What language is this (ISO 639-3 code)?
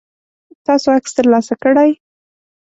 pus